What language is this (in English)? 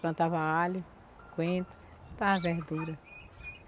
Portuguese